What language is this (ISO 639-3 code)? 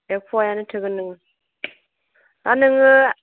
brx